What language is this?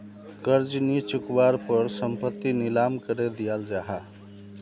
Magahi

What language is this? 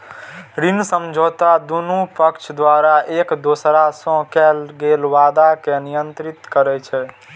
Maithili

